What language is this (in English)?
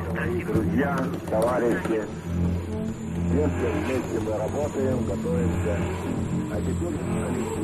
Dutch